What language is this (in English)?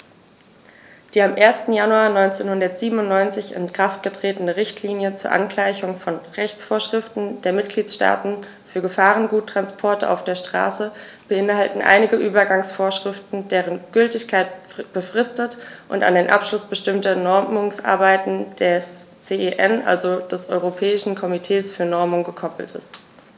German